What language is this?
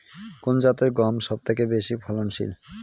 Bangla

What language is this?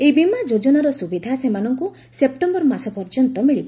Odia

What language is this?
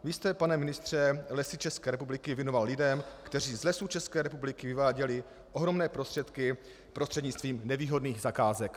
Czech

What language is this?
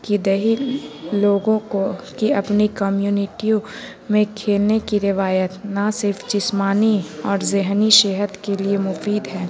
Urdu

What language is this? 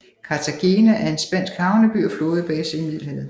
Danish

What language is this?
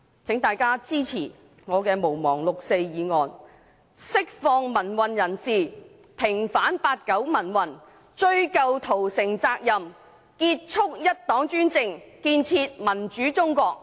Cantonese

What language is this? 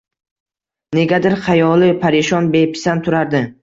Uzbek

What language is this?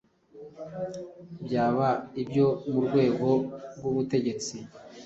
Kinyarwanda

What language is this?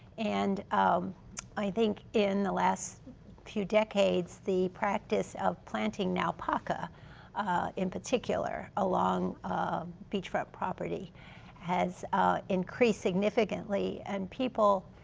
English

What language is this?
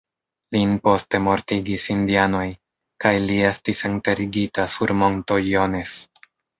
Esperanto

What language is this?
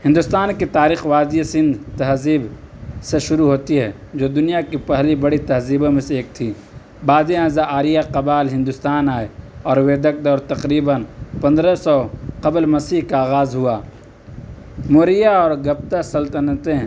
Urdu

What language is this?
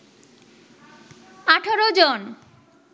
Bangla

